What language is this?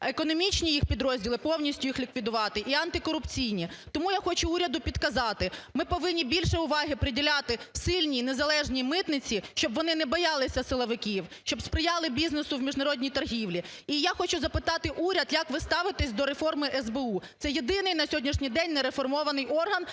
Ukrainian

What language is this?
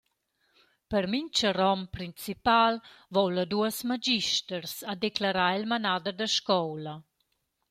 Romansh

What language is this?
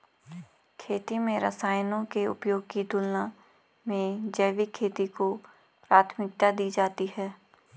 Hindi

